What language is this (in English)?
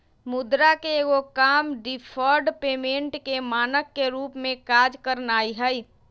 Magahi